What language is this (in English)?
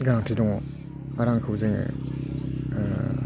Bodo